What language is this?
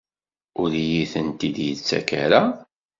Kabyle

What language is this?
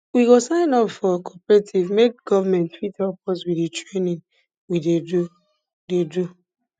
Nigerian Pidgin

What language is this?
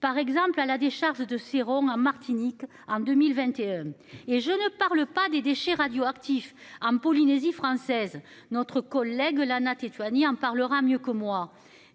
French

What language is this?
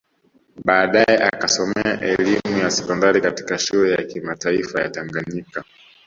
Swahili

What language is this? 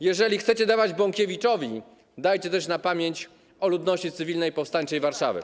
Polish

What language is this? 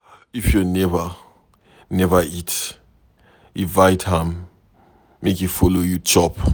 Nigerian Pidgin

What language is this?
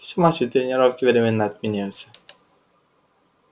Russian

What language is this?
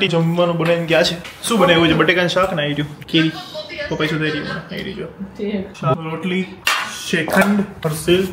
Gujarati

